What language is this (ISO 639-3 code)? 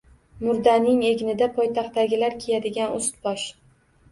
uzb